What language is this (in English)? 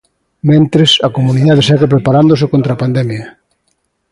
Galician